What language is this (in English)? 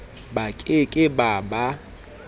Southern Sotho